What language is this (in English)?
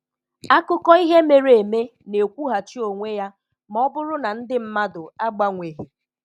Igbo